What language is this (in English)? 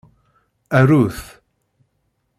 Kabyle